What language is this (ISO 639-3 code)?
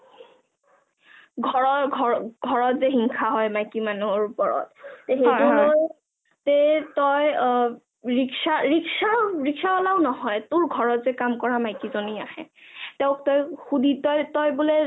asm